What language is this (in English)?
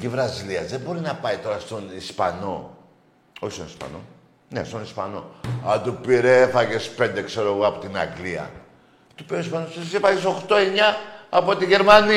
Greek